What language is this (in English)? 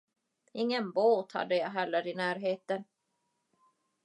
Swedish